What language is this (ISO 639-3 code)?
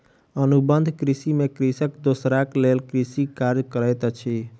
mai